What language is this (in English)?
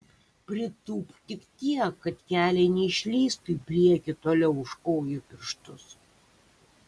Lithuanian